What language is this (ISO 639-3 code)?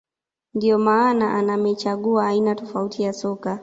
swa